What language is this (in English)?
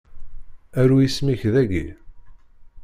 Kabyle